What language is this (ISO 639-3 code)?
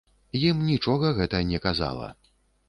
bel